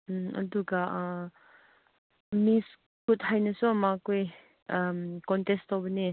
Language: Manipuri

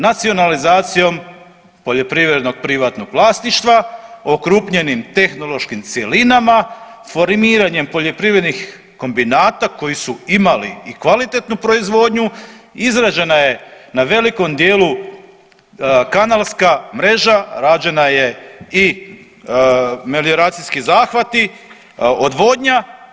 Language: Croatian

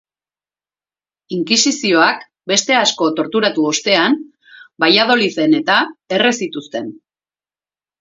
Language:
Basque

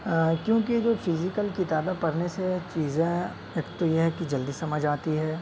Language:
Urdu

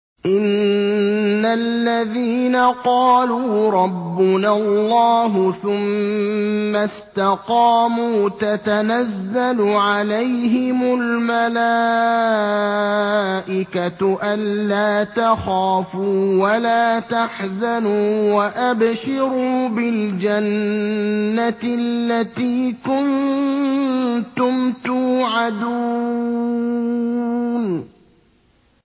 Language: Arabic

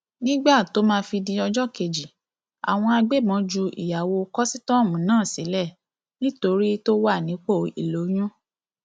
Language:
Yoruba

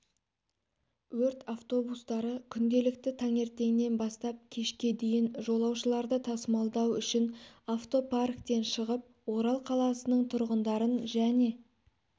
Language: Kazakh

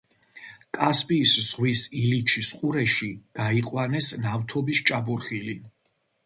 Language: Georgian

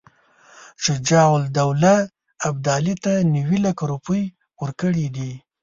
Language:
Pashto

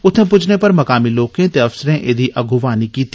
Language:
Dogri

